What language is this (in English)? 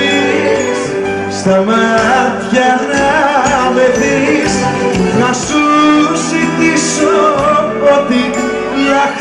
Greek